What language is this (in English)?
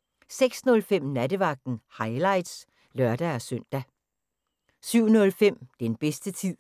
Danish